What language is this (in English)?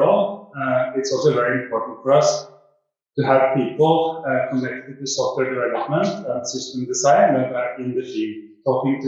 English